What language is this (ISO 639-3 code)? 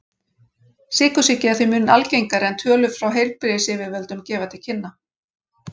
isl